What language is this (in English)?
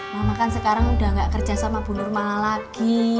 Indonesian